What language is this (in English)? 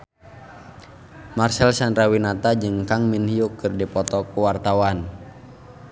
Sundanese